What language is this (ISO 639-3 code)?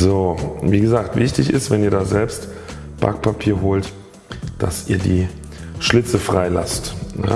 deu